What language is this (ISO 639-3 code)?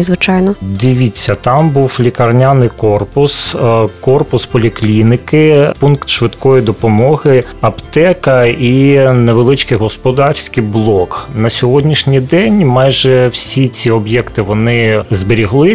ukr